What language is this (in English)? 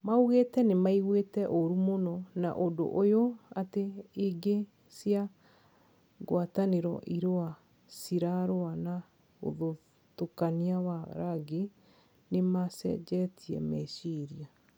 Kikuyu